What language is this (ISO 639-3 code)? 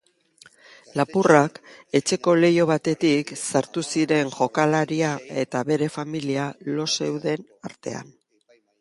eus